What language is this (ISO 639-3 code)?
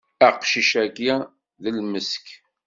kab